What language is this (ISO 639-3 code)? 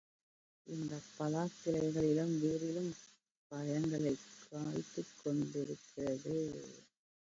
tam